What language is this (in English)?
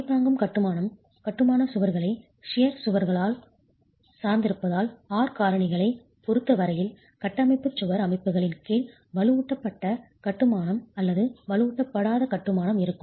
Tamil